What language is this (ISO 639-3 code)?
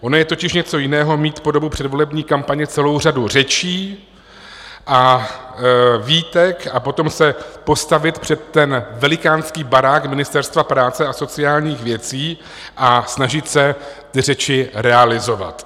ces